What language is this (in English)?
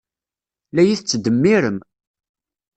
Kabyle